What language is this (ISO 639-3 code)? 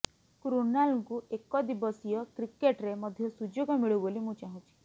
ori